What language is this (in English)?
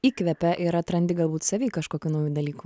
Lithuanian